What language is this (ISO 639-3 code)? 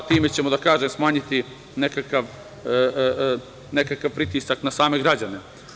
srp